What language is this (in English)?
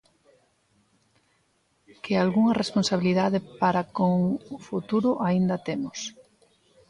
Galician